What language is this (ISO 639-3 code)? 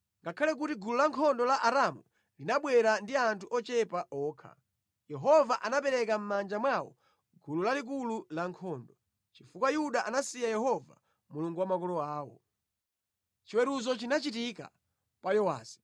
nya